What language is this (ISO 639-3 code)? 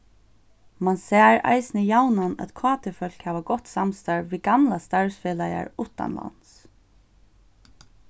fao